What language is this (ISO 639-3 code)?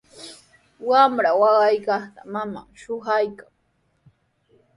qws